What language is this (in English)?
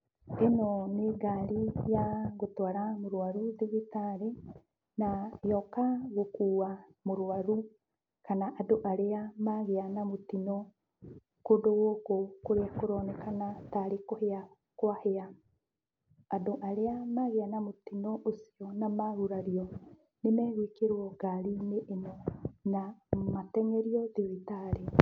Kikuyu